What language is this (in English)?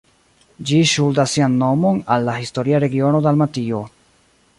Esperanto